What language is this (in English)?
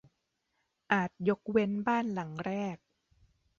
Thai